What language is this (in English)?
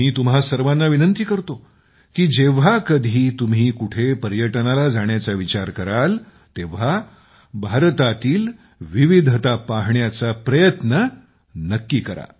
Marathi